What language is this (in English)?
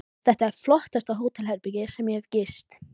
Icelandic